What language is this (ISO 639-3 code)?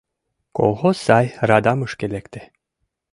chm